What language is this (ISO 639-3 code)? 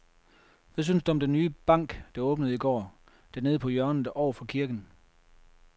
dan